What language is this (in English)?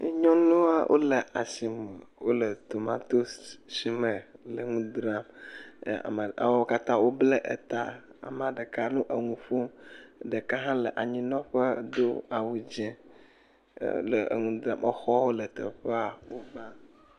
Ewe